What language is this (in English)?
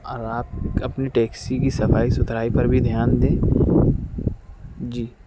Urdu